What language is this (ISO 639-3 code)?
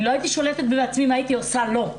heb